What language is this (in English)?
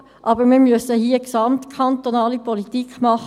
Swiss German